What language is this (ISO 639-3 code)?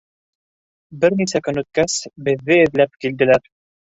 bak